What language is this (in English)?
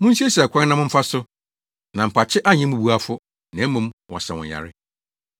Akan